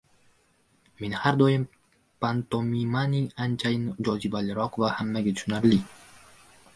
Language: Uzbek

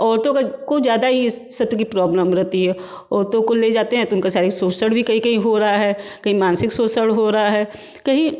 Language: Hindi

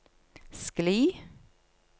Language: Norwegian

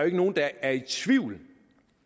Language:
Danish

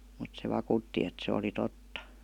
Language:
Finnish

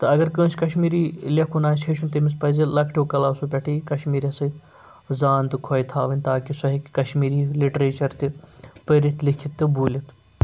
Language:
Kashmiri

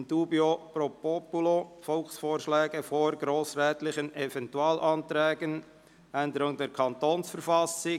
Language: Swiss German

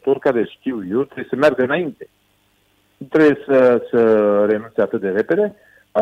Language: Romanian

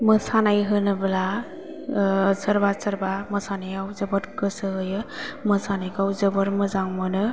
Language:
Bodo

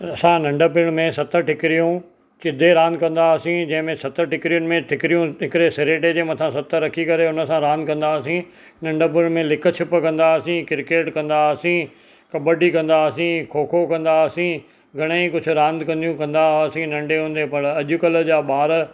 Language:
Sindhi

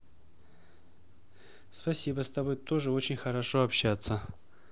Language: Russian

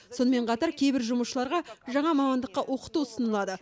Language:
Kazakh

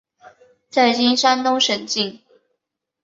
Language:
Chinese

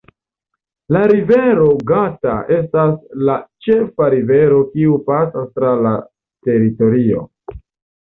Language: Esperanto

